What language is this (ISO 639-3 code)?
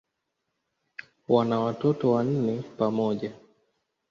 swa